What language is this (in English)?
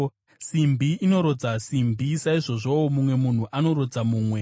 Shona